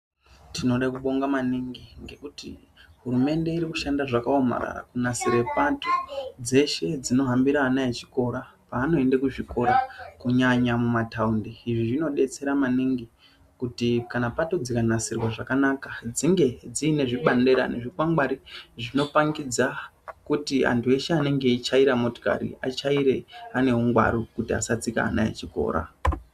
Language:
Ndau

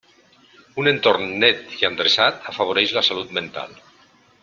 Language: Catalan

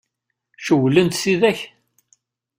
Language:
Kabyle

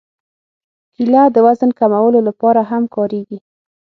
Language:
Pashto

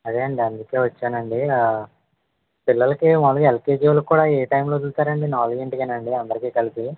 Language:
Telugu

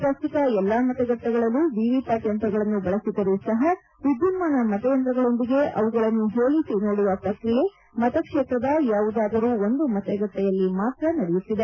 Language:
Kannada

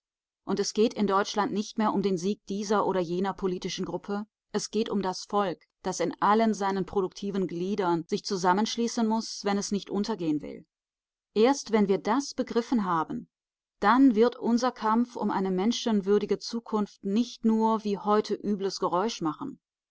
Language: German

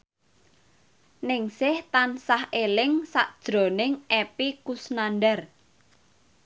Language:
Javanese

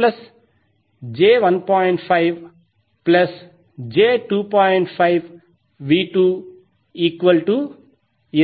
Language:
Telugu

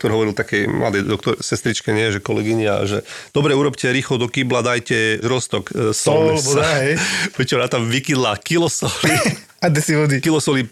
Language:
Slovak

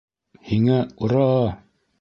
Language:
Bashkir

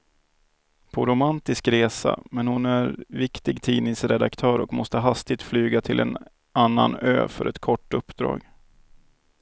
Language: Swedish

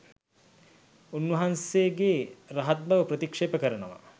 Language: Sinhala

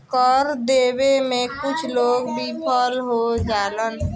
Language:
Bhojpuri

